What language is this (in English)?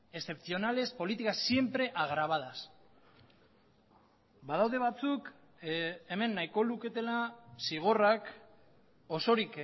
Basque